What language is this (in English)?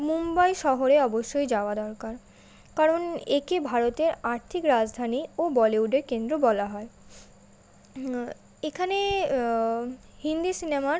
Bangla